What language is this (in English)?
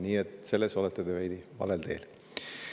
Estonian